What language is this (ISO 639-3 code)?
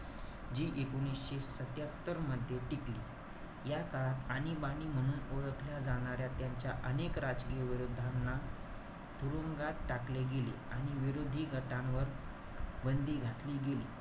mar